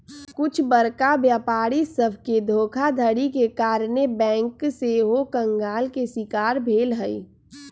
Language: Magahi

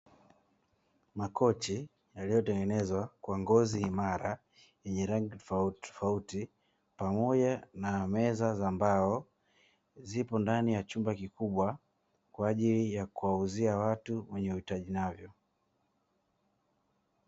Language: Swahili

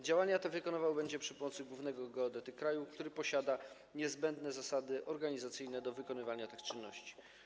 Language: Polish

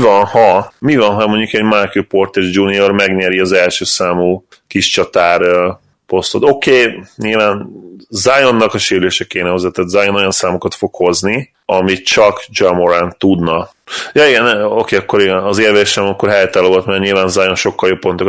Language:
Hungarian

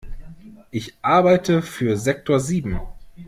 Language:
German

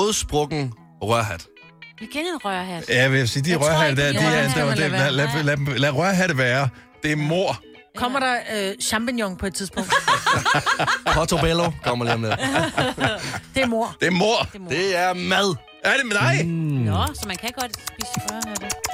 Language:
Danish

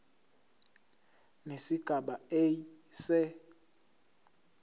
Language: Zulu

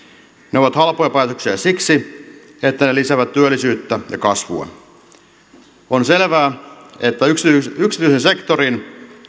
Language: Finnish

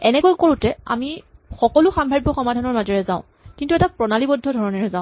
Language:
Assamese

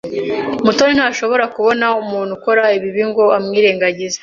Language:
Kinyarwanda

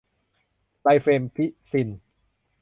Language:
Thai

